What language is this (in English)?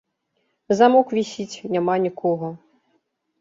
Belarusian